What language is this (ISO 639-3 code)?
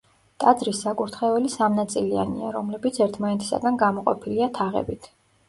kat